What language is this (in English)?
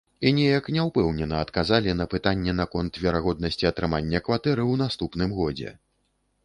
Belarusian